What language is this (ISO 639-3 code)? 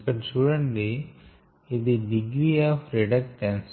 tel